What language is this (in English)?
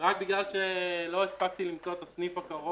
Hebrew